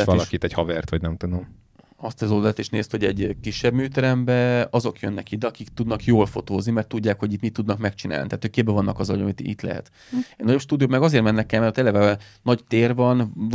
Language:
Hungarian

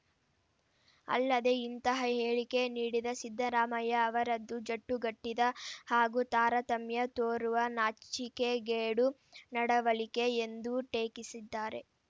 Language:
Kannada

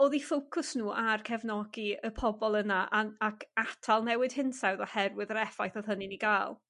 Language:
Welsh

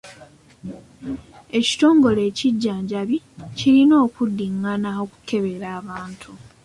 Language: Ganda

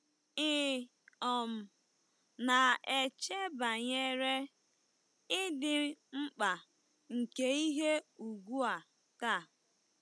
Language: Igbo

